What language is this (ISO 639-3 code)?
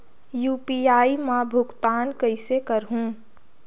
hne